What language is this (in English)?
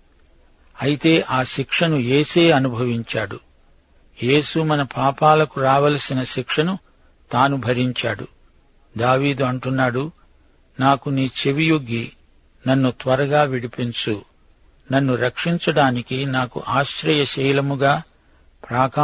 Telugu